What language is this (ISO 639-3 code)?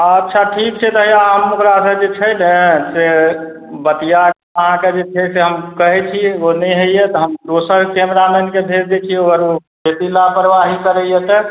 mai